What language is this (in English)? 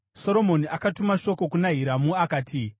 Shona